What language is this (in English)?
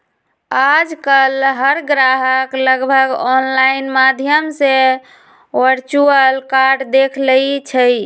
Magahi